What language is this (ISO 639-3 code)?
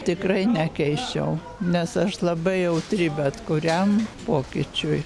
lit